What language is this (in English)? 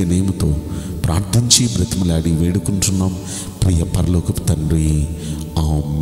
Hindi